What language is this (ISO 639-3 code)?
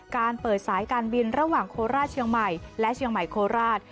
tha